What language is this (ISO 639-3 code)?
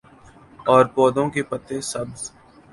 urd